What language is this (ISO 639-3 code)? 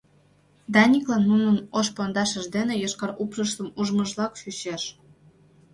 chm